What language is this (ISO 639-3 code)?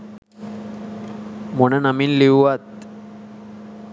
sin